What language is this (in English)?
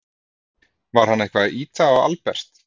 Icelandic